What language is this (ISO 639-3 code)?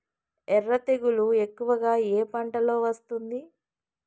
tel